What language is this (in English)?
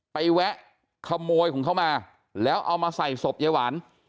Thai